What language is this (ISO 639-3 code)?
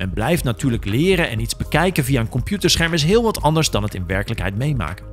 nld